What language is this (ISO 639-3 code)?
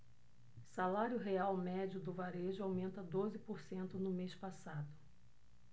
por